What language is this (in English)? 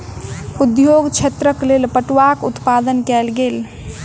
Maithili